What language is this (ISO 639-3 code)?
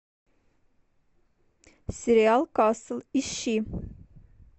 rus